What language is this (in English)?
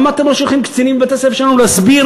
Hebrew